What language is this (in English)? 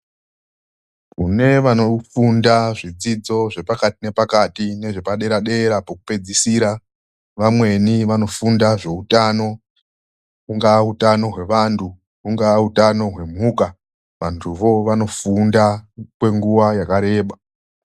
Ndau